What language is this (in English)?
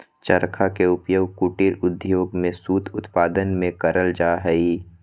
Magahi